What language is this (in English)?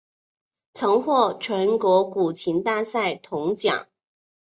Chinese